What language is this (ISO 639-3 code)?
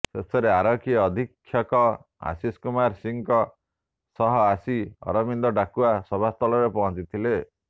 ori